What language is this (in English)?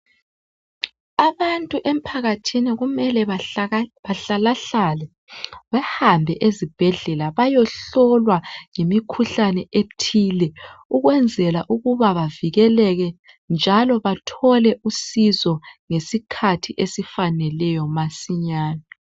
North Ndebele